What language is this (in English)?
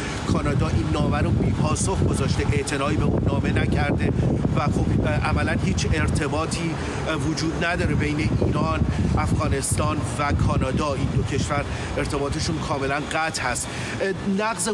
Persian